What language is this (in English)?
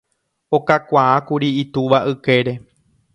Guarani